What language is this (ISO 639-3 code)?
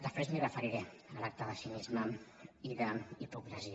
cat